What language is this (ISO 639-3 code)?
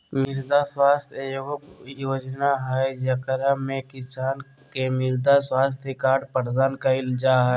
mag